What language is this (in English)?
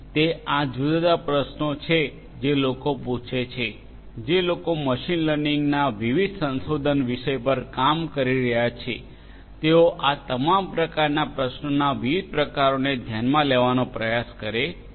Gujarati